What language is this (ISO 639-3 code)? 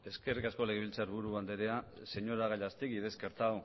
eus